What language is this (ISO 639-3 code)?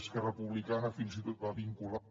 cat